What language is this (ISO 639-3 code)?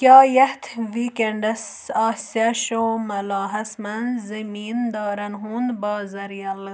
kas